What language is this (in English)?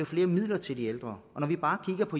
Danish